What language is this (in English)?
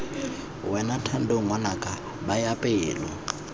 Tswana